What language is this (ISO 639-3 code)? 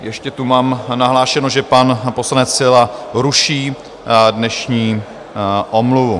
ces